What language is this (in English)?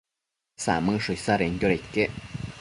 Matsés